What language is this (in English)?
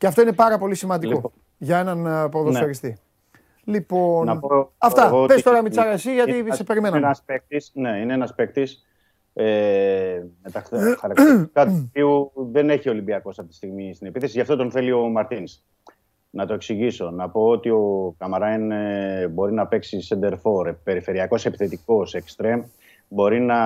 Greek